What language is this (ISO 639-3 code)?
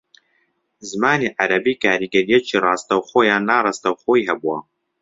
ckb